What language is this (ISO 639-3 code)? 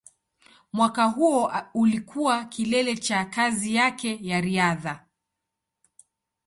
swa